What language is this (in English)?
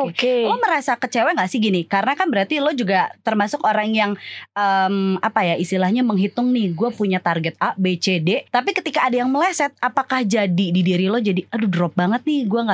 Indonesian